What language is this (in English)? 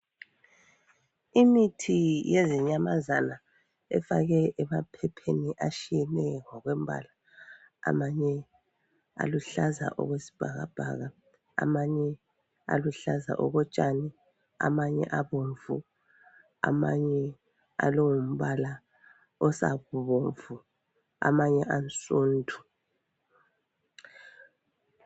North Ndebele